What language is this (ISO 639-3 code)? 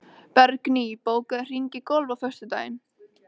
isl